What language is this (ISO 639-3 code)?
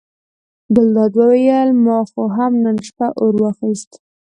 pus